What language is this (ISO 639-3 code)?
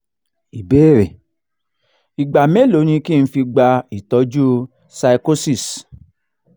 yor